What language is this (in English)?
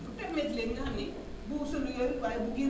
Wolof